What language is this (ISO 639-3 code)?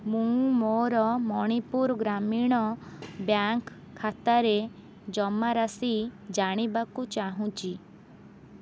ori